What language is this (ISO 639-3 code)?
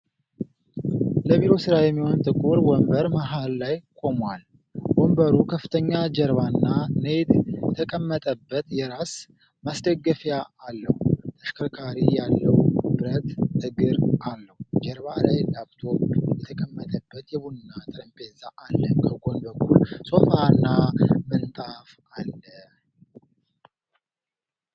amh